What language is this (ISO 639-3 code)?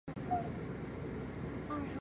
zho